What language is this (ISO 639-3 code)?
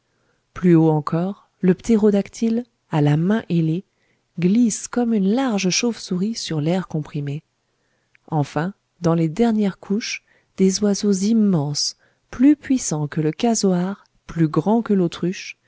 fra